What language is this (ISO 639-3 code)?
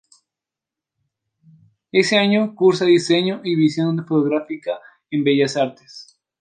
spa